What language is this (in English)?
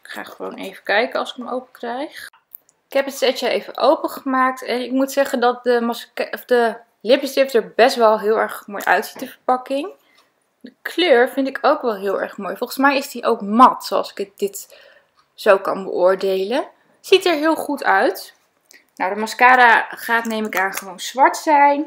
Dutch